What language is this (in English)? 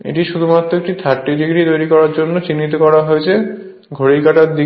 Bangla